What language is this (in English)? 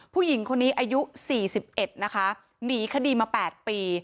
Thai